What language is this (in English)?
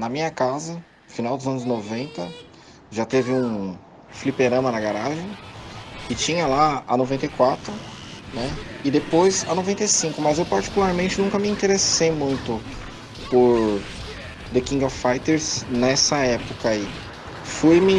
Portuguese